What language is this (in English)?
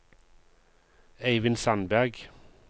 Norwegian